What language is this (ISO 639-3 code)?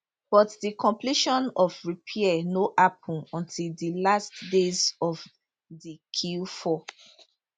pcm